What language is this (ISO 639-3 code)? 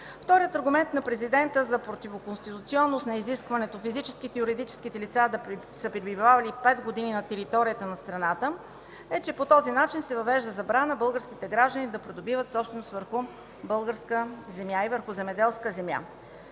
bul